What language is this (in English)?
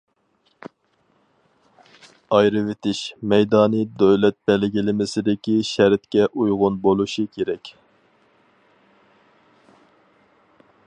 Uyghur